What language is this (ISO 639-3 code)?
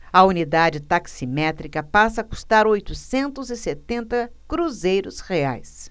por